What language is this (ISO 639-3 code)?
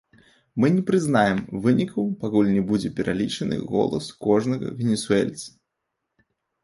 bel